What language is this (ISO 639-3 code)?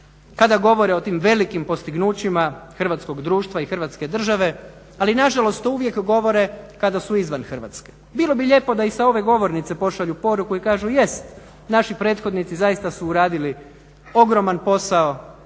hrv